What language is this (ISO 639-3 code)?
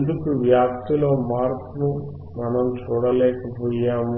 tel